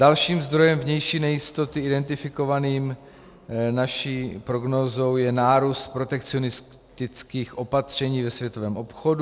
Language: Czech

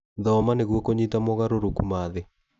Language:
Kikuyu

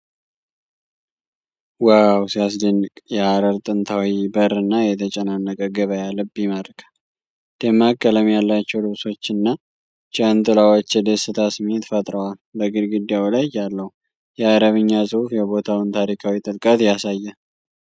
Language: Amharic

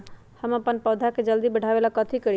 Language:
Magahi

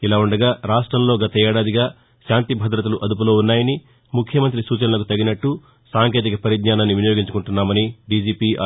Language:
Telugu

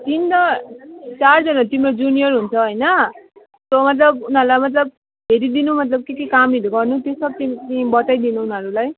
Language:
Nepali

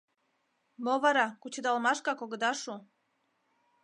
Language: Mari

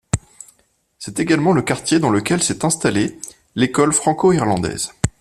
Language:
French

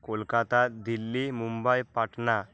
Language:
Bangla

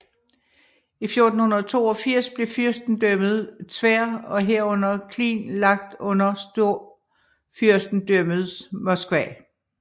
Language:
Danish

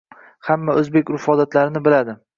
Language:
Uzbek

